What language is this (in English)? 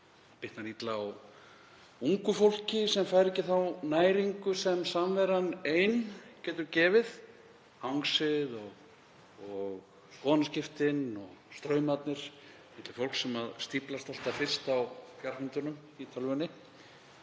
Icelandic